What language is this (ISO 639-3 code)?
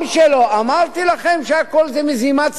heb